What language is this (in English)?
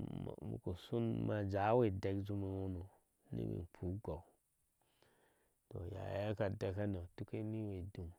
Ashe